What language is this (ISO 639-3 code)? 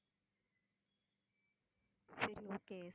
tam